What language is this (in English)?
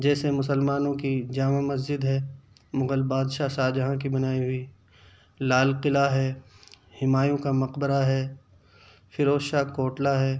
Urdu